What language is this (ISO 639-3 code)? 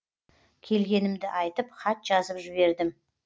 kaz